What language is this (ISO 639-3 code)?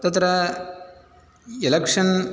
san